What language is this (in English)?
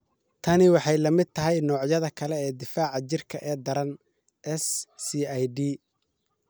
Somali